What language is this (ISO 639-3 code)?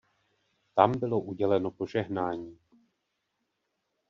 ces